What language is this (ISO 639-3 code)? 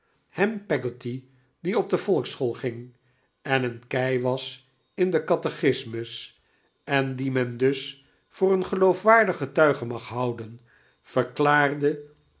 nld